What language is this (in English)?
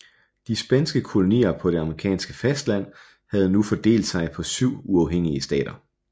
Danish